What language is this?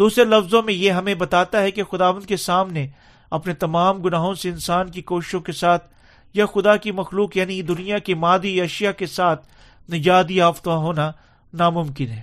Urdu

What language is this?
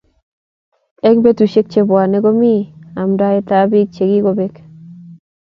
Kalenjin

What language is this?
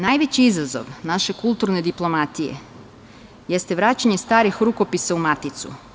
Serbian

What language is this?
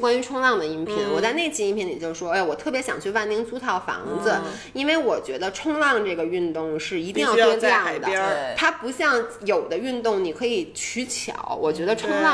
Chinese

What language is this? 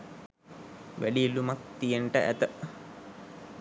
Sinhala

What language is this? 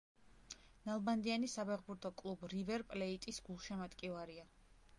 Georgian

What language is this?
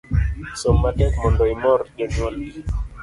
Luo (Kenya and Tanzania)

